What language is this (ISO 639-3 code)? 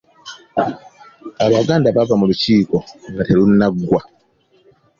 lug